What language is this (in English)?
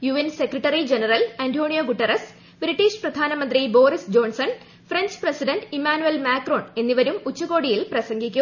Malayalam